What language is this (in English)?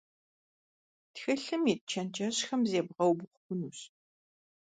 Kabardian